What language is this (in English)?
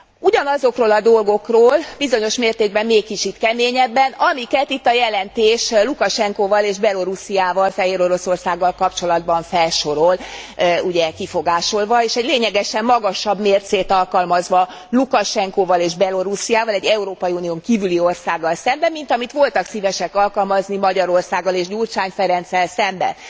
Hungarian